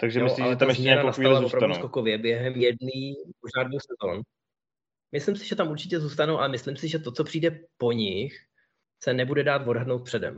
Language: Czech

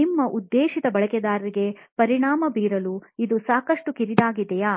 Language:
Kannada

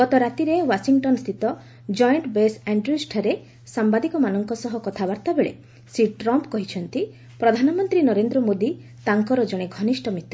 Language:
Odia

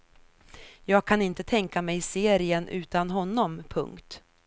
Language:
Swedish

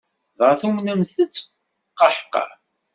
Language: Kabyle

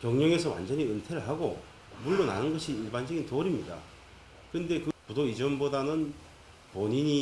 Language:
Korean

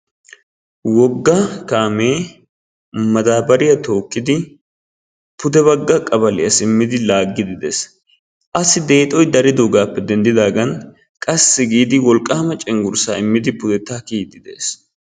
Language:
Wolaytta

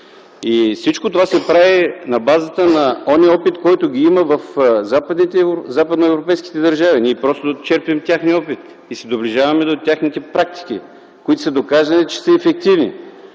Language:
Bulgarian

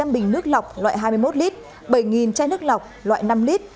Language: Vietnamese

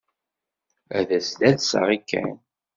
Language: Kabyle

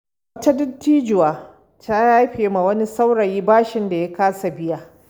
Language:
Hausa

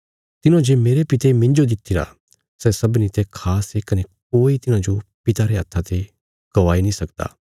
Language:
Bilaspuri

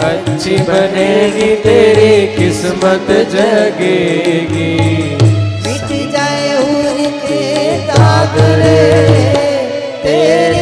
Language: Gujarati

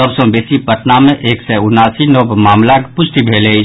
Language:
Maithili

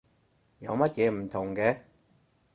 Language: Cantonese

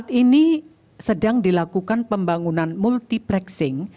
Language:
Indonesian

